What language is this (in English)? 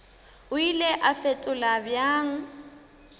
Northern Sotho